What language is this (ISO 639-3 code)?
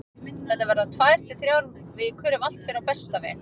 isl